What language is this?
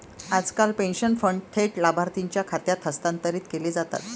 Marathi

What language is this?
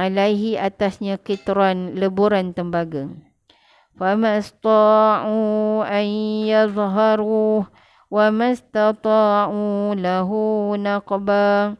Malay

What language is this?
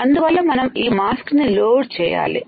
Telugu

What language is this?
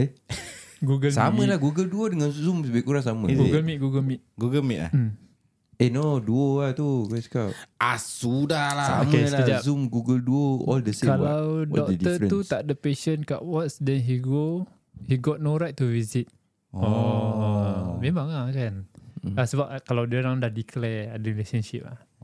Malay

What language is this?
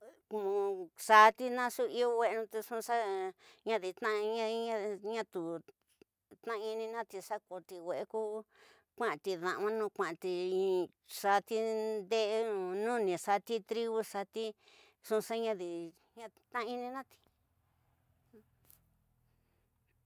Tidaá Mixtec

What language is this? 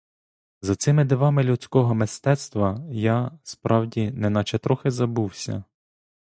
Ukrainian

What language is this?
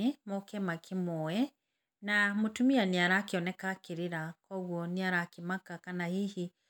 Kikuyu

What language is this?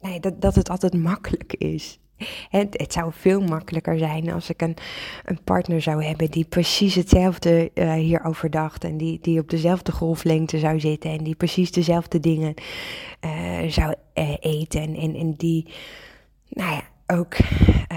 Dutch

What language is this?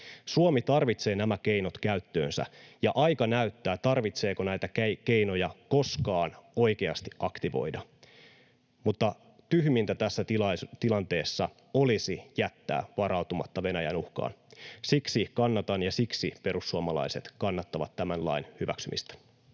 Finnish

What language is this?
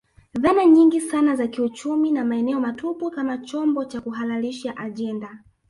Swahili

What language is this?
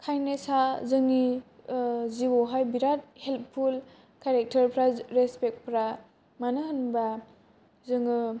Bodo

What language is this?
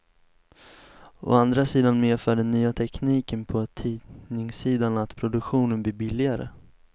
Swedish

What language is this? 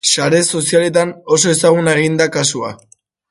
Basque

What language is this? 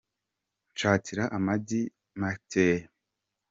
Kinyarwanda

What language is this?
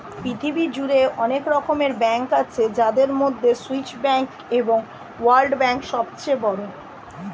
Bangla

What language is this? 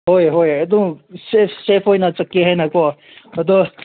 Manipuri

